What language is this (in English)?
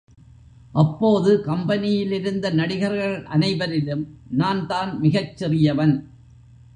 Tamil